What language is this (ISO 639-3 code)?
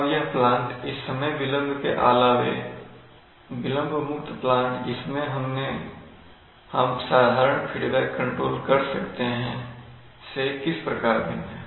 hin